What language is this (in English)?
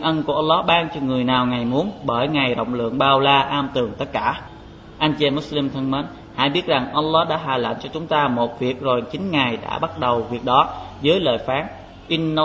Vietnamese